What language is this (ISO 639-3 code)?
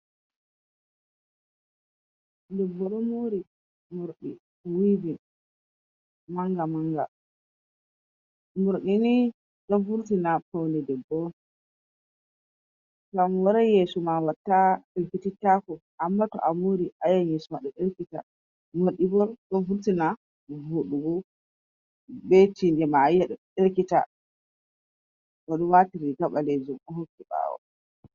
ful